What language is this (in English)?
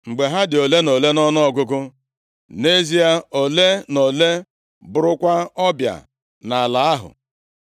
Igbo